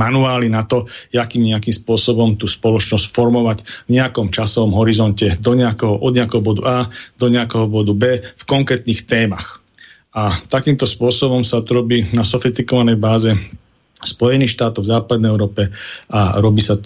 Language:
Slovak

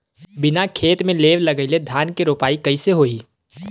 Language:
Bhojpuri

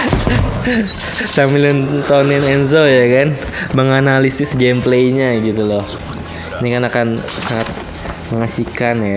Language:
Indonesian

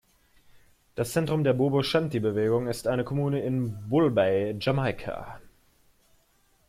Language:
German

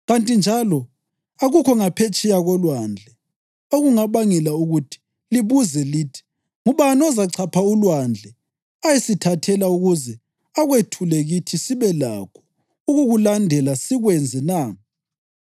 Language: North Ndebele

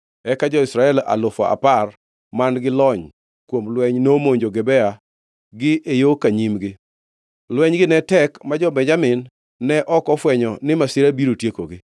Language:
Luo (Kenya and Tanzania)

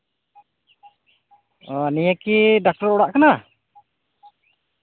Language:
Santali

